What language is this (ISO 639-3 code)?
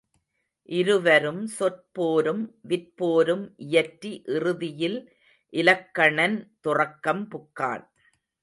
tam